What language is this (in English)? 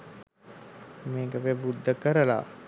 Sinhala